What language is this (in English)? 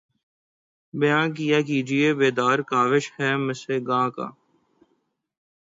Urdu